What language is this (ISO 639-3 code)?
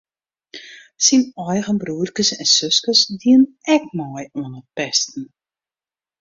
fry